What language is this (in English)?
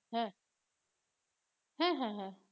Bangla